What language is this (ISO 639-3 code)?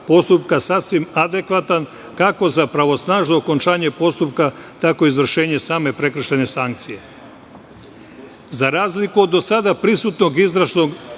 srp